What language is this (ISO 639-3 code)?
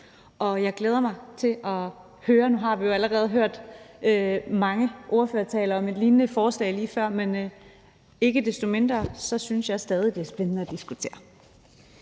dan